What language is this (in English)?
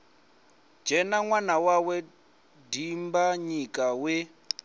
Venda